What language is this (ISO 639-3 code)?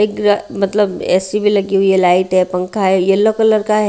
hin